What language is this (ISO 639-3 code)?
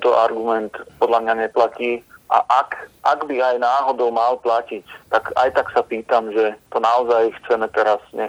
slk